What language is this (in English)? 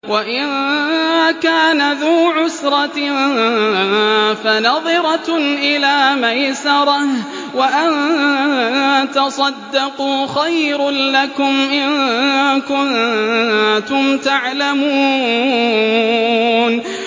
Arabic